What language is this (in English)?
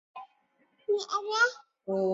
Chinese